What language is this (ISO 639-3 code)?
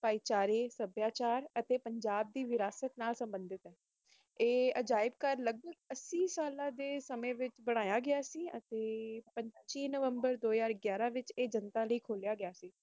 pan